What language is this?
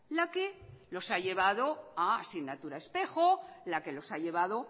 Spanish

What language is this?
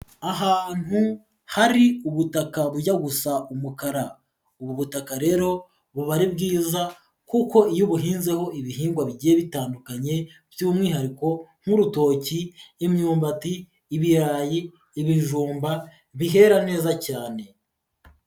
Kinyarwanda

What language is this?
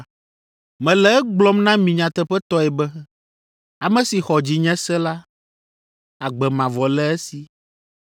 Ewe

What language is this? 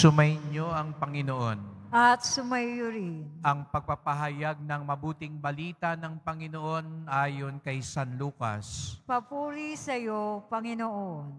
Filipino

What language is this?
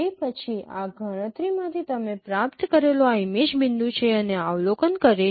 Gujarati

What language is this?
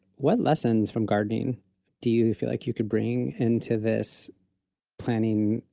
English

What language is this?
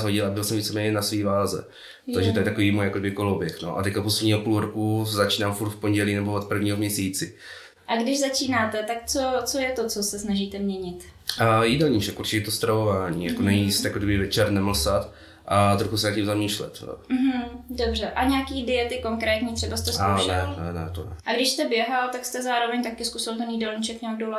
Czech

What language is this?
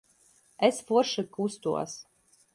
Latvian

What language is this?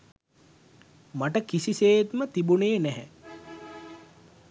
Sinhala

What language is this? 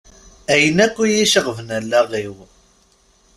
Kabyle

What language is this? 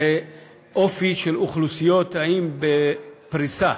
Hebrew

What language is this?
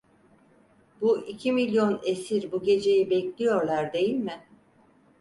Turkish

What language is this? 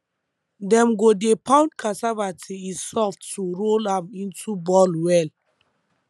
Nigerian Pidgin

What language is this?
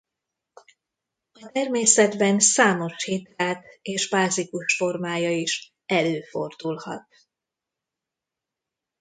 Hungarian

